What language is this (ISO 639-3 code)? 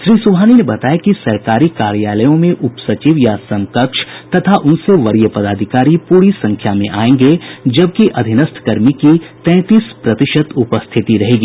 hin